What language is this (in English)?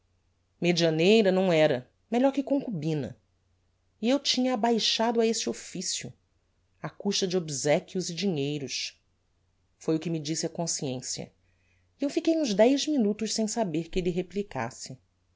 Portuguese